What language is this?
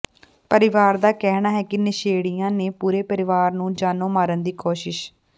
Punjabi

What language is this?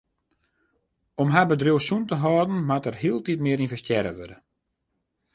Western Frisian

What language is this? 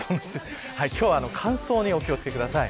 Japanese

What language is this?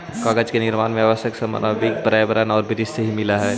Magahi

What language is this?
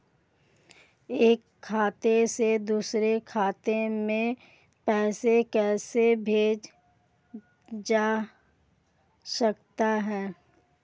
Hindi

